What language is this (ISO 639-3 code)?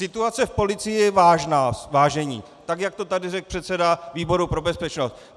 ces